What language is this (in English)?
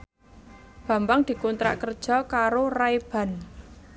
Javanese